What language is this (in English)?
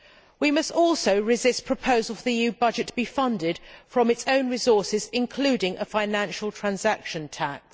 English